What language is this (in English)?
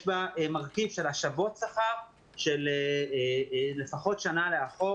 Hebrew